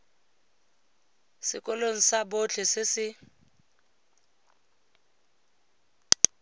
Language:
Tswana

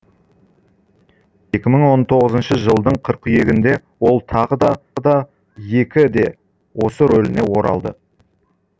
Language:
Kazakh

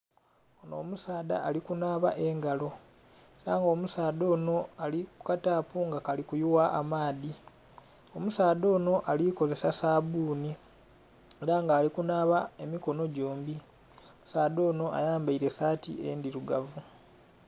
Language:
Soga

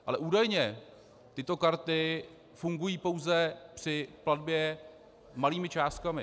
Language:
Czech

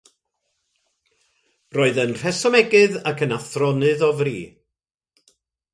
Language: Welsh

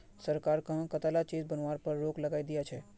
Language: Magahi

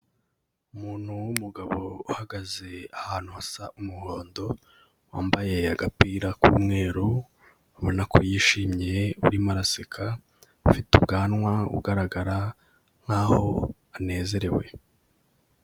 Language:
Kinyarwanda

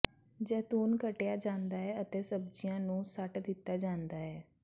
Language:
Punjabi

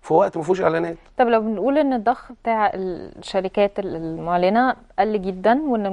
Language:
Arabic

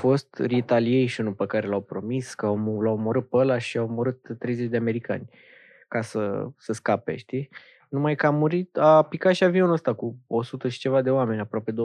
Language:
Romanian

